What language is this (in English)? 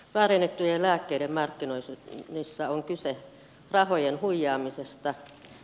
Finnish